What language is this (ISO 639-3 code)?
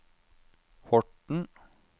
nor